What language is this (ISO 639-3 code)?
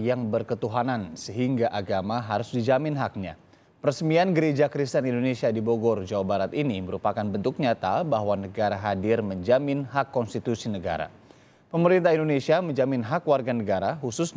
ind